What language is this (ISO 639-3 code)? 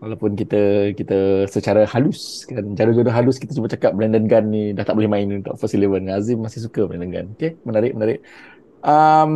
msa